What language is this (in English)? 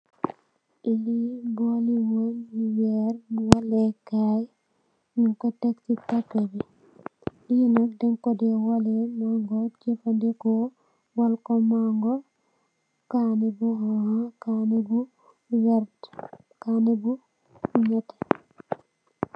Wolof